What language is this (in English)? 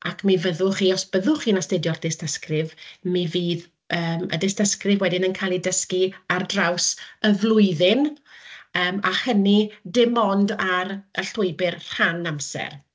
Welsh